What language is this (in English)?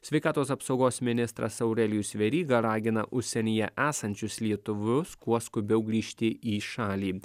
Lithuanian